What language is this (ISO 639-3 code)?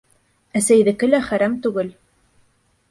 bak